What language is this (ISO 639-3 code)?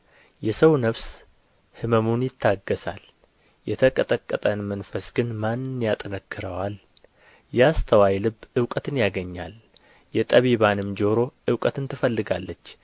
amh